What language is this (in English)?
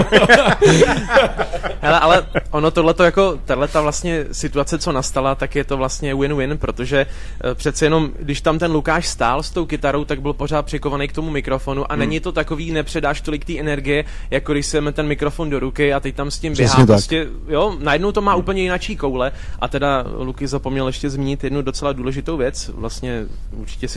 Czech